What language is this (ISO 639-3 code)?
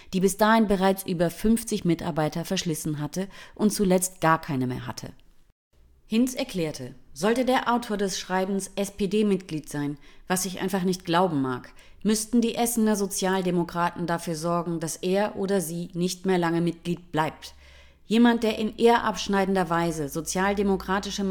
deu